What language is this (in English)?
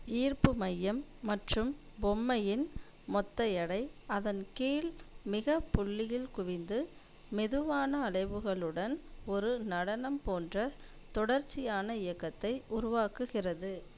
Tamil